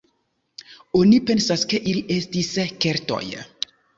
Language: Esperanto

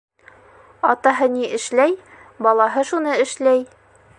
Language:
Bashkir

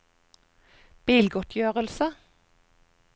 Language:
Norwegian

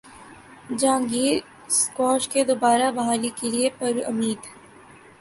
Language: Urdu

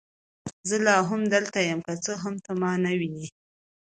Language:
Pashto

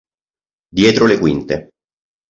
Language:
Italian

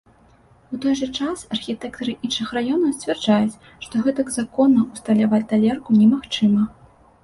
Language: Belarusian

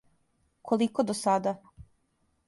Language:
Serbian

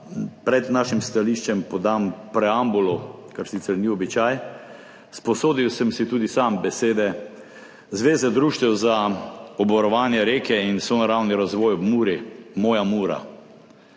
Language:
Slovenian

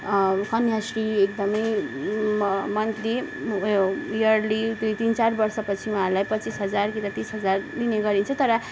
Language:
Nepali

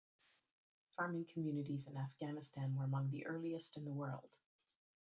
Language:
English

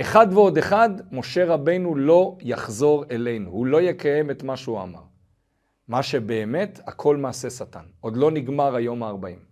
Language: Hebrew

